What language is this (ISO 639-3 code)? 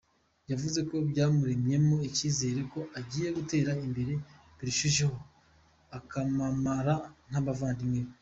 kin